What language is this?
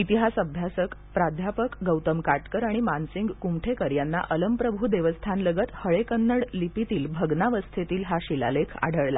Marathi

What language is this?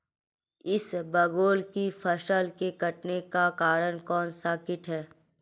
Hindi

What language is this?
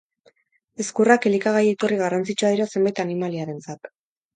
Basque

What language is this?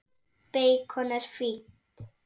Icelandic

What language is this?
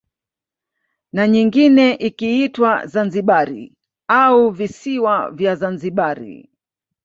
Swahili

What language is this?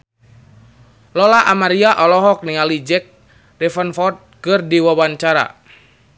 Sundanese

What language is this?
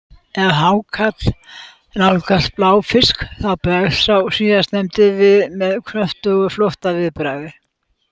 Icelandic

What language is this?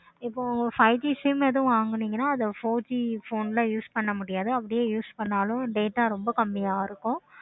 Tamil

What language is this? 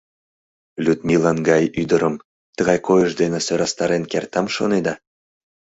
Mari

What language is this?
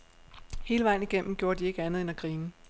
Danish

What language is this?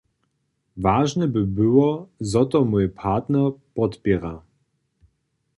Upper Sorbian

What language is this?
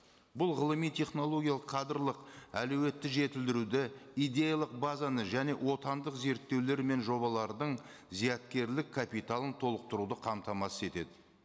Kazakh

